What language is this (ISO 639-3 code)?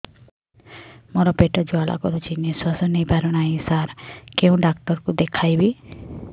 ori